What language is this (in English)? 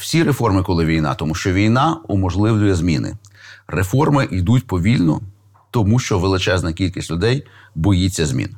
Ukrainian